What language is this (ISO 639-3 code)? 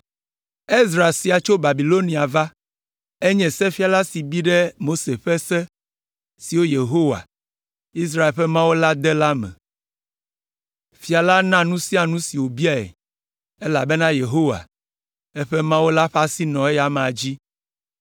ewe